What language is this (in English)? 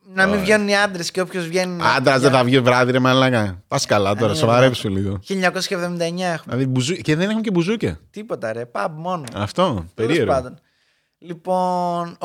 Greek